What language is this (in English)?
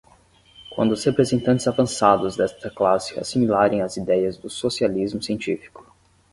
Portuguese